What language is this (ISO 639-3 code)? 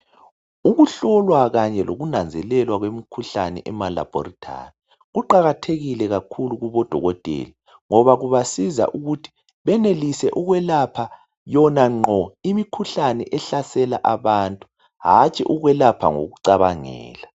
nde